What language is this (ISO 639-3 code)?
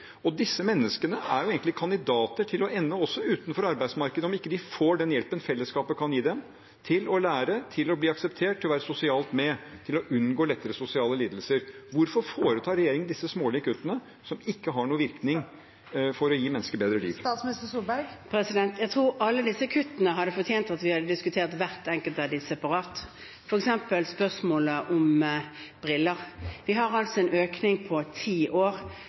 nob